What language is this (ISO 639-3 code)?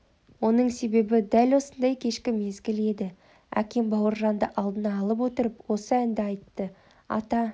kaz